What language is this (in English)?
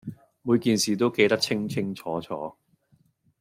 Cantonese